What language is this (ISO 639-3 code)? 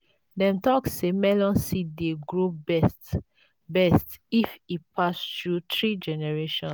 pcm